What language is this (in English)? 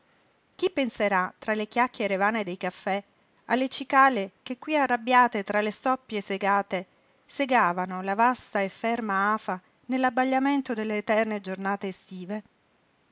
Italian